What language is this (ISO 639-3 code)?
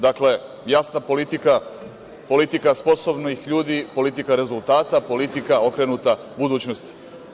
srp